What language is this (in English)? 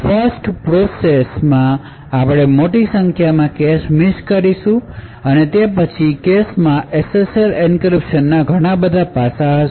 Gujarati